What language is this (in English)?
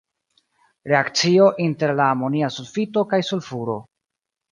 Esperanto